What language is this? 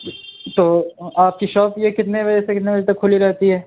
Urdu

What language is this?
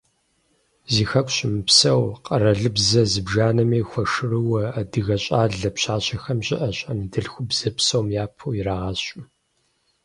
Kabardian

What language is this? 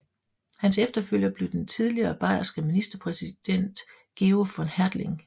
Danish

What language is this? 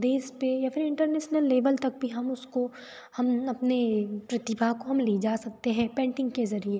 Hindi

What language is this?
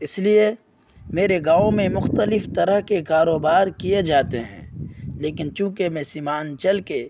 Urdu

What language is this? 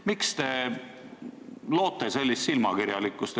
Estonian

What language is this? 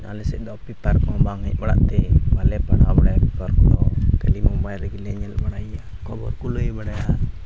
Santali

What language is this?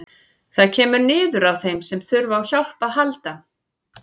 Icelandic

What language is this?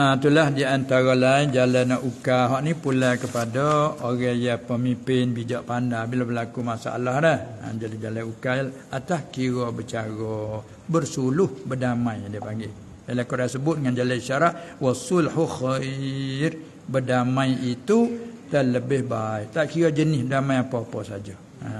Malay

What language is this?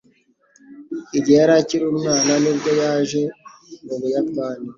Kinyarwanda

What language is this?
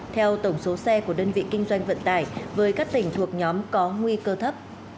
Vietnamese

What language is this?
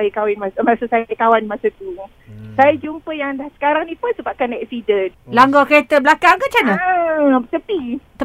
Malay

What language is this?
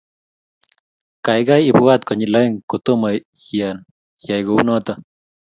Kalenjin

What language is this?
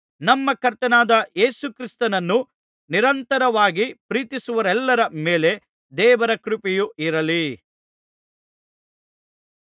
Kannada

